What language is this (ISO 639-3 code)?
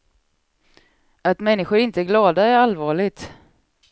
swe